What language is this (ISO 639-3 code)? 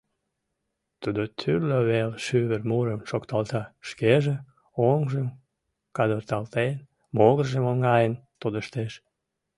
chm